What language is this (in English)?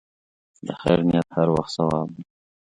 Pashto